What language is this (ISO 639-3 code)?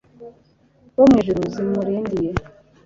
kin